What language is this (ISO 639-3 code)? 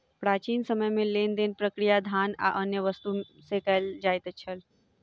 mai